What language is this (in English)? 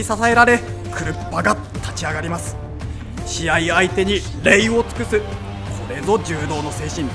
Japanese